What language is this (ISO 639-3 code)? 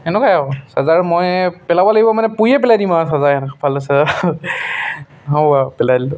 asm